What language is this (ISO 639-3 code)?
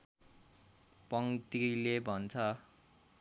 nep